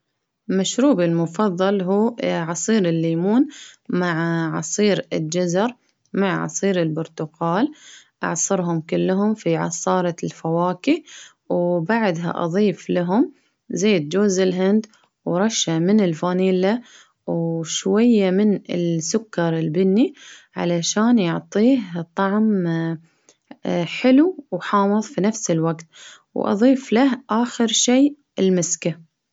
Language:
Baharna Arabic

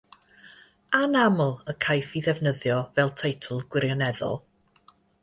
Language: Welsh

